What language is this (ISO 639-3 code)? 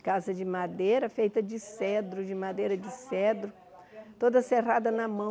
por